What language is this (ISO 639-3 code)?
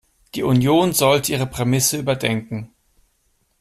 deu